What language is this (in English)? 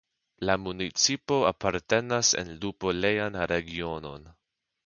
Esperanto